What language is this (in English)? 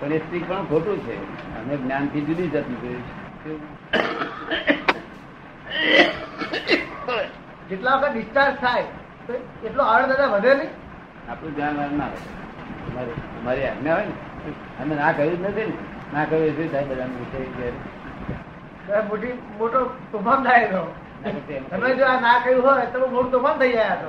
Gujarati